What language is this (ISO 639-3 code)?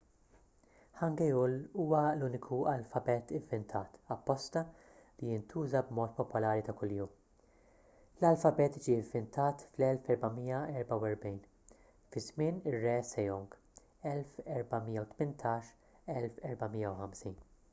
mlt